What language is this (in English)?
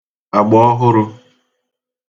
Igbo